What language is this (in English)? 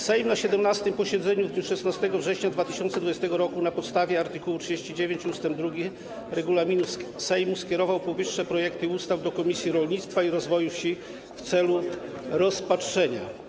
Polish